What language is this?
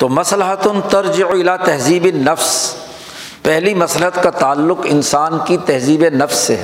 Urdu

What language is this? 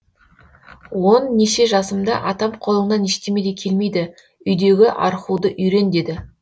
Kazakh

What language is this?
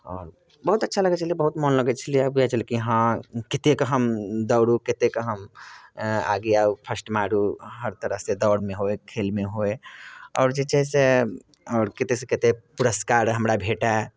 Maithili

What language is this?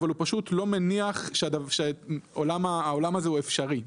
Hebrew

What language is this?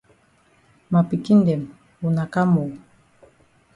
Cameroon Pidgin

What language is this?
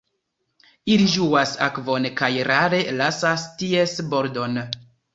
Esperanto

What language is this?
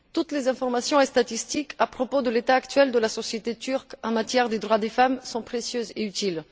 French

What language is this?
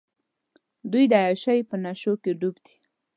Pashto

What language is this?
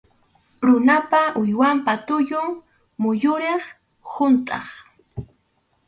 Arequipa-La Unión Quechua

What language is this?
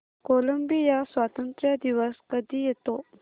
Marathi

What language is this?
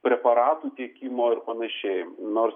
Lithuanian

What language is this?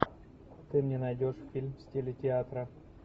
Russian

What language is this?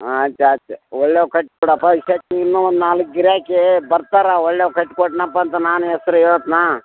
Kannada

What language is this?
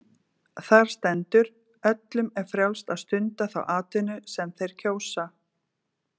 Icelandic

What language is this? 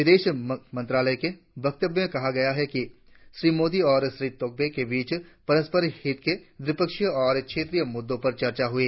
Hindi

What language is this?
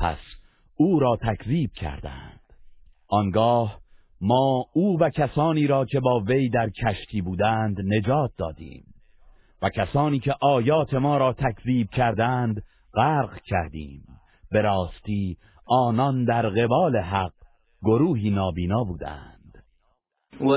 Persian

